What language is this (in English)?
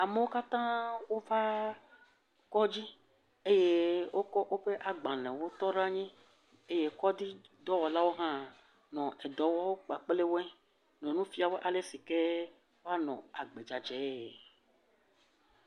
Ewe